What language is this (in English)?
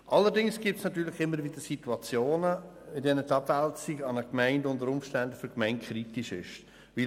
Swiss German